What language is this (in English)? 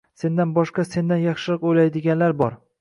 Uzbek